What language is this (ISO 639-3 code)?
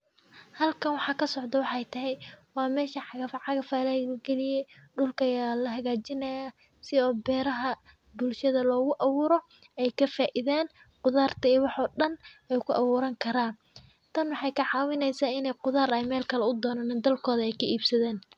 som